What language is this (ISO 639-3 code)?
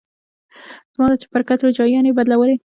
pus